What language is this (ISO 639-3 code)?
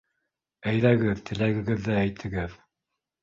bak